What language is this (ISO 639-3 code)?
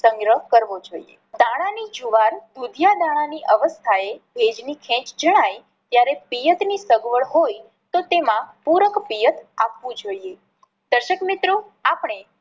guj